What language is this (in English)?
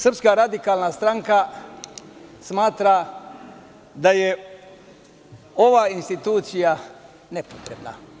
Serbian